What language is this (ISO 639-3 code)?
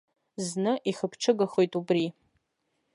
abk